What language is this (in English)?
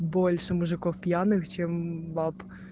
Russian